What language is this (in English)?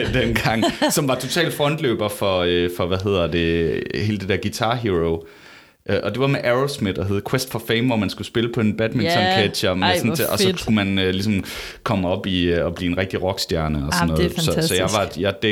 Danish